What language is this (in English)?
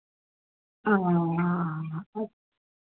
Hindi